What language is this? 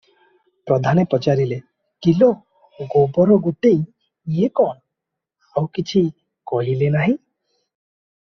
Odia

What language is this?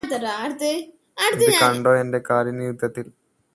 Malayalam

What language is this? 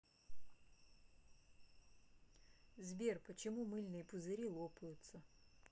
Russian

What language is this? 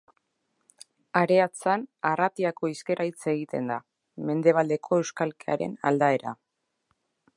Basque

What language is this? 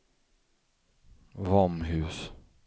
Swedish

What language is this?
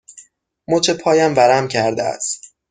Persian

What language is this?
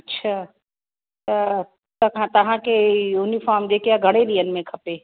Sindhi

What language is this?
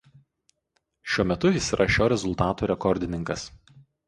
Lithuanian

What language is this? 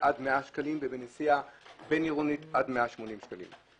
Hebrew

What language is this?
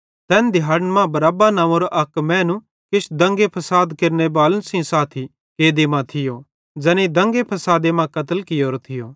Bhadrawahi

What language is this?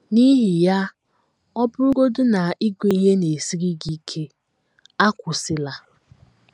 Igbo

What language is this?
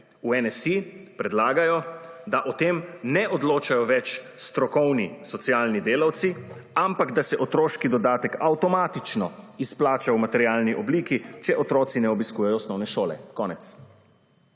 Slovenian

